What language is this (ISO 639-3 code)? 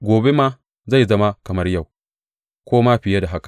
hau